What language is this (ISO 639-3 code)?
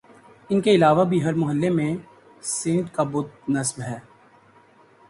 urd